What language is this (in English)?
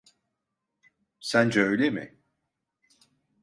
Turkish